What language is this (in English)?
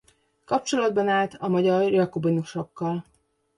Hungarian